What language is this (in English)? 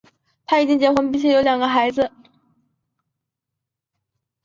Chinese